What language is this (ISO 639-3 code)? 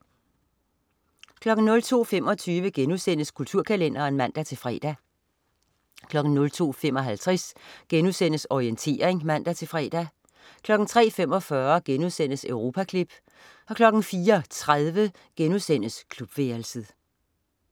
dan